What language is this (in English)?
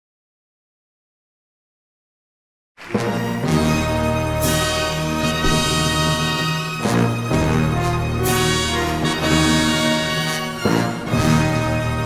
French